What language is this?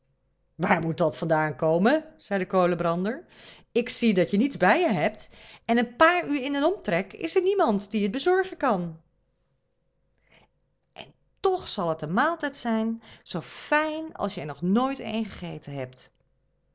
Dutch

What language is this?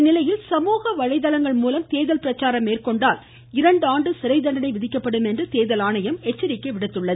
Tamil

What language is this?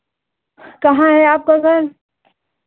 Hindi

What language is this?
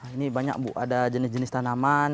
Indonesian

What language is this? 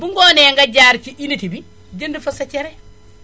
Wolof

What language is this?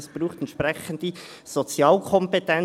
Swiss German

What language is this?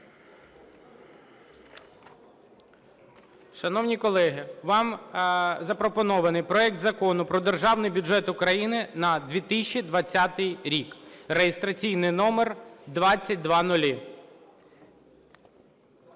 Ukrainian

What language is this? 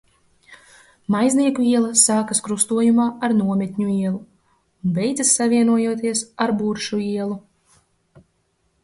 Latvian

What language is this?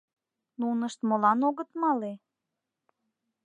Mari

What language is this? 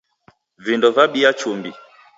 Taita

